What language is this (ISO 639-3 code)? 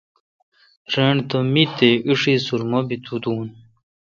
xka